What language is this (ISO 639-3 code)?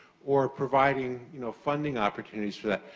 eng